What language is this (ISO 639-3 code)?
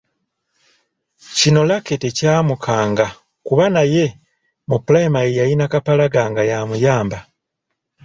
lug